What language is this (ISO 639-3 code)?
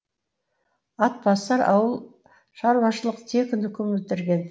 kaz